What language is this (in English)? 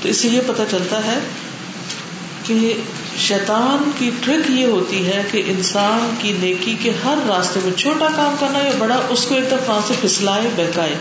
Urdu